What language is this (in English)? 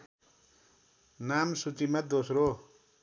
Nepali